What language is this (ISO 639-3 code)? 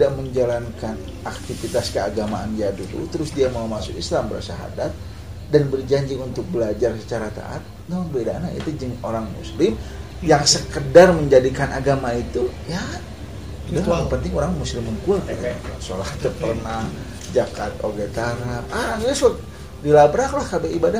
ind